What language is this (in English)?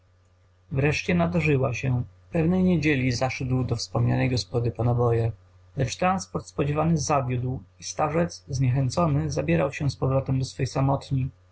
Polish